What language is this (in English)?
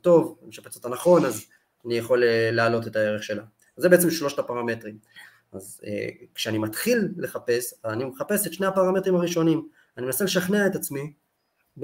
Hebrew